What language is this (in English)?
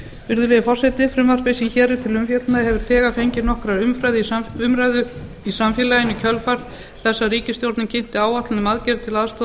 Icelandic